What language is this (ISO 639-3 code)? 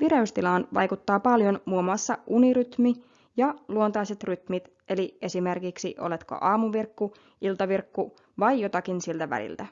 fin